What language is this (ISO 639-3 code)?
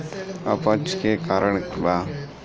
bho